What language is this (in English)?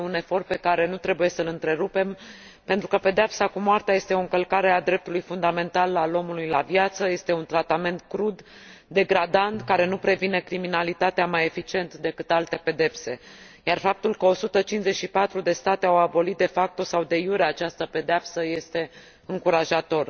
Romanian